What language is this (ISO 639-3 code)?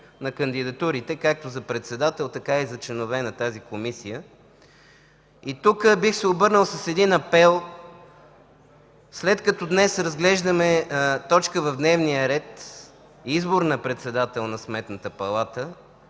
bul